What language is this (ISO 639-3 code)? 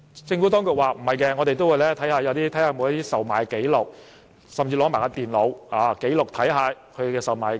yue